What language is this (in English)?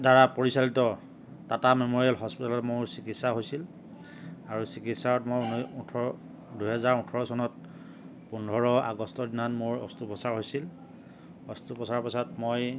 Assamese